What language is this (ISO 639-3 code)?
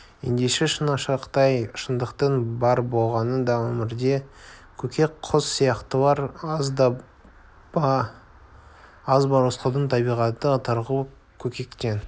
kaz